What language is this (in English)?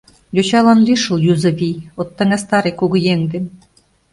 Mari